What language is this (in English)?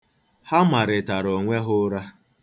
Igbo